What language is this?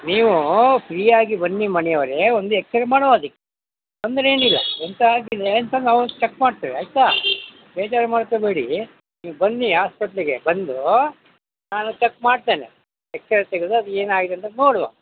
Kannada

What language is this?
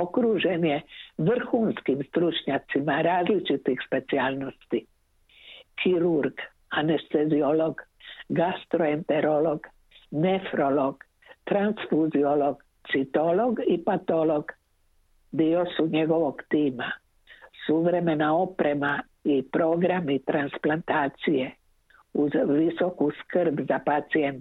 Croatian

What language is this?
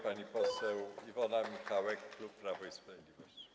Polish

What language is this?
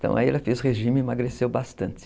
Portuguese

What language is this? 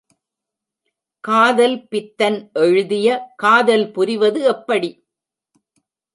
Tamil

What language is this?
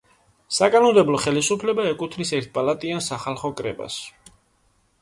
Georgian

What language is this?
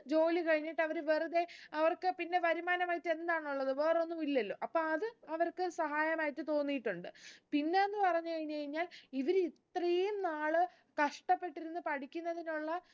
Malayalam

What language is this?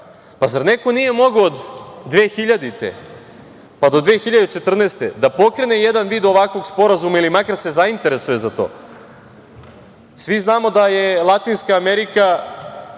Serbian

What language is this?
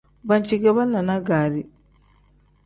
Tem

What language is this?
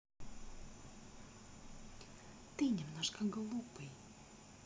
Russian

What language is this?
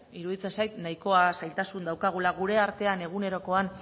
Basque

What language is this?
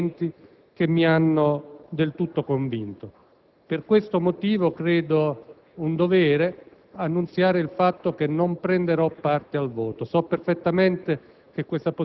Italian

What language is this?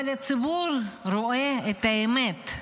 Hebrew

